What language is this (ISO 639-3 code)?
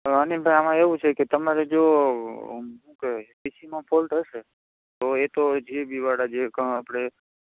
guj